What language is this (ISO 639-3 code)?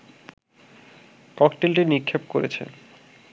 ben